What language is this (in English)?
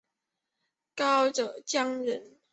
Chinese